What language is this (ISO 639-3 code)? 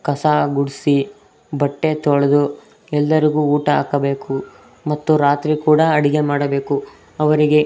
kan